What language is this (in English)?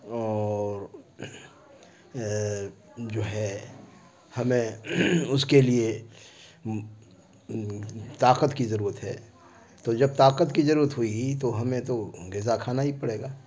Urdu